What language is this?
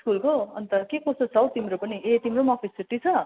Nepali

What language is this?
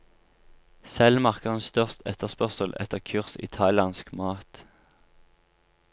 Norwegian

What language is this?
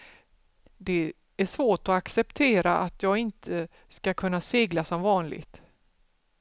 Swedish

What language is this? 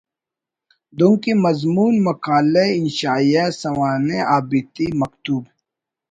Brahui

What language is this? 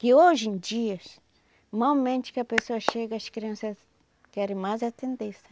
Portuguese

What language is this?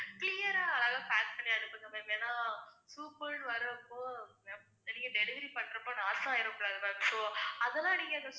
Tamil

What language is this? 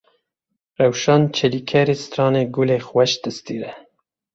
Kurdish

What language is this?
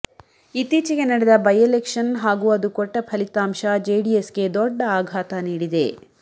Kannada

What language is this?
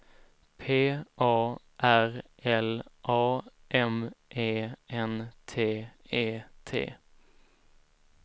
Swedish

